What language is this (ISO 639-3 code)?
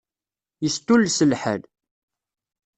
kab